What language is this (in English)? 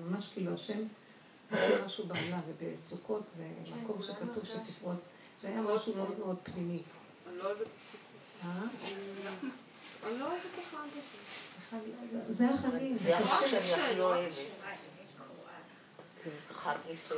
Hebrew